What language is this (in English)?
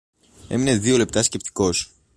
Greek